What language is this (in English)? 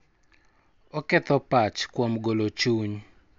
Luo (Kenya and Tanzania)